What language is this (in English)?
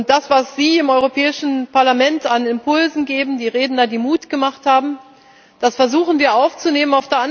German